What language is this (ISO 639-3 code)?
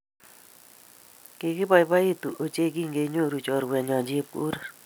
kln